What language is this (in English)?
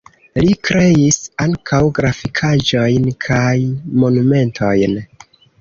Esperanto